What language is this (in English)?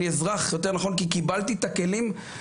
Hebrew